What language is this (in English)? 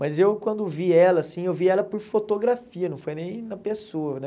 Portuguese